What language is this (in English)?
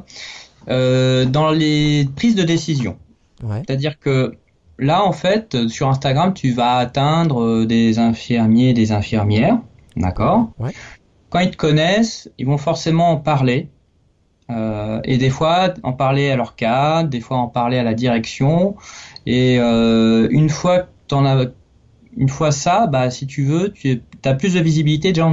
French